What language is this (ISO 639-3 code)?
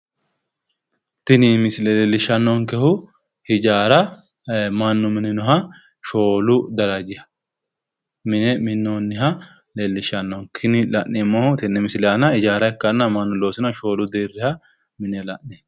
sid